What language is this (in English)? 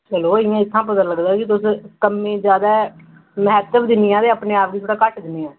Dogri